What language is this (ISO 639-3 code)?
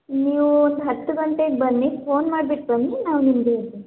kan